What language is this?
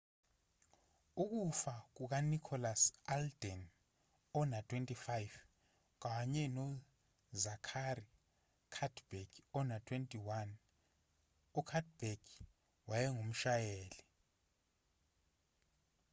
Zulu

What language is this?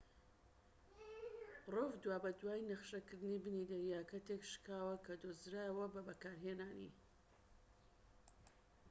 Central Kurdish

